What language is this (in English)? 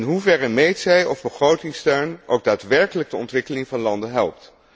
Dutch